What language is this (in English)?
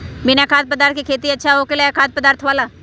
Magahi